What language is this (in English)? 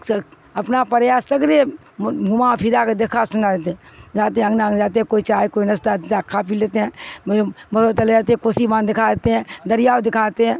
Urdu